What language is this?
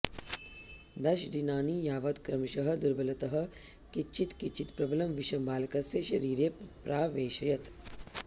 Sanskrit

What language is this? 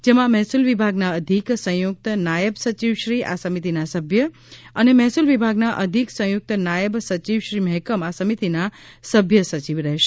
Gujarati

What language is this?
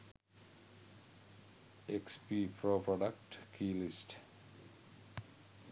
Sinhala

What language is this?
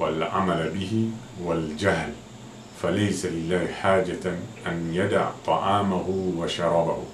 Arabic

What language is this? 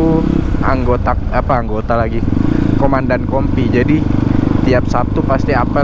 Indonesian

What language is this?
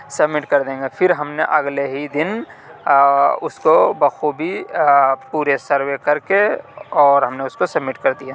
Urdu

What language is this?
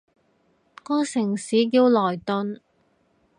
Cantonese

